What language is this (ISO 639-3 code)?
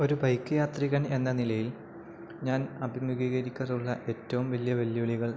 mal